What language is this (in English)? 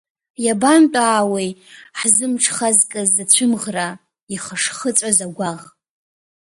Abkhazian